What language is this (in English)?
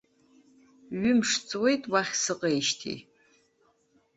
Abkhazian